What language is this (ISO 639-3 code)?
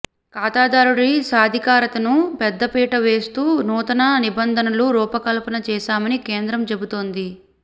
tel